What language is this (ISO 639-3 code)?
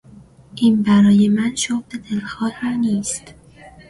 fas